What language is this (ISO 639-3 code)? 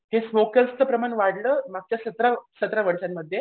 mar